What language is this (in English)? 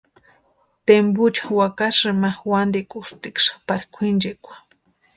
Western Highland Purepecha